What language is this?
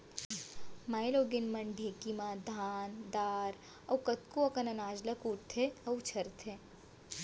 Chhattisgarhi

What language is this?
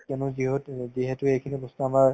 Assamese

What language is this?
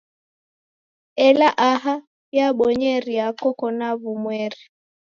Taita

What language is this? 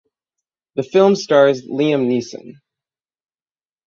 English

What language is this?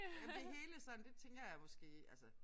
Danish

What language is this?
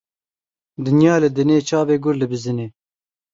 Kurdish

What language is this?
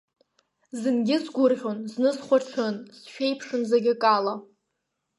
Abkhazian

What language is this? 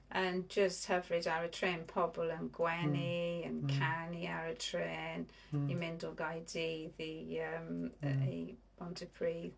Welsh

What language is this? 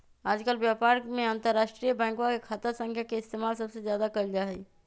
Magahi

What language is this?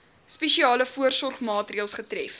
Afrikaans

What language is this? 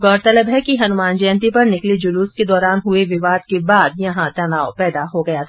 Hindi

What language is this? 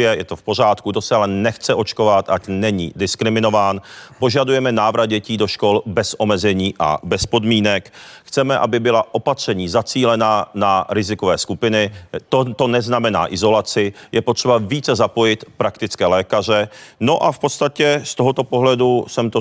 Czech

